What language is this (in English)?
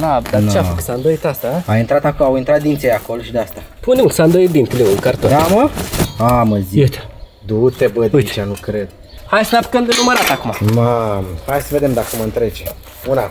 Romanian